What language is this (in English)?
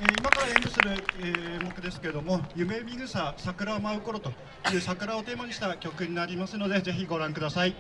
Japanese